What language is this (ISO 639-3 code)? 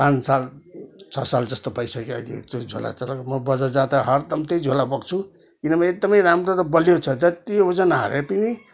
nep